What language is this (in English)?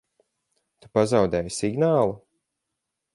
Latvian